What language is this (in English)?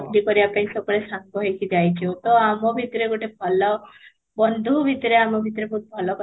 Odia